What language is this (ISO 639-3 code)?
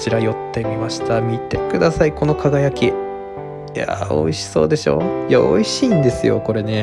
jpn